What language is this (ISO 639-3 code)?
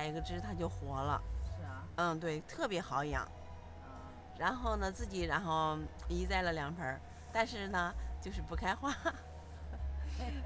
zho